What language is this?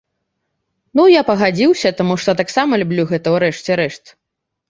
Belarusian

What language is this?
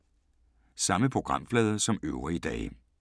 Danish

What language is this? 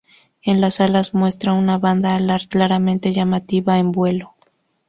Spanish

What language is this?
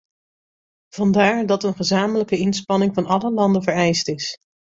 Dutch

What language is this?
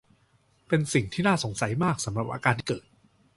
Thai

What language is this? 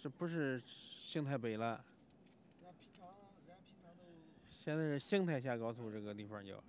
Chinese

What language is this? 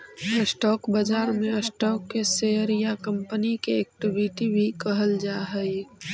Magahi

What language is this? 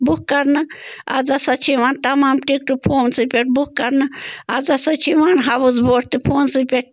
Kashmiri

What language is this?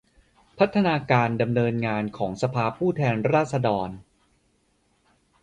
Thai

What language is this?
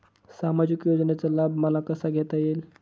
Marathi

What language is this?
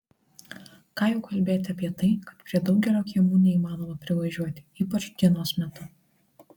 Lithuanian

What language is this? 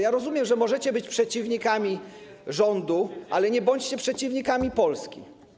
Polish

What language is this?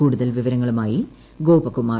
Malayalam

